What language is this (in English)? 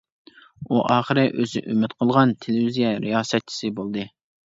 Uyghur